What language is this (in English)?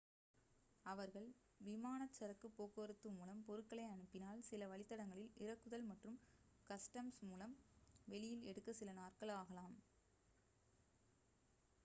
Tamil